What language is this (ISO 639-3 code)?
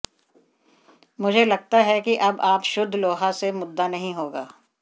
hin